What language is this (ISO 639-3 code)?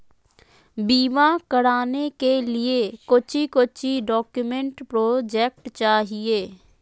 mag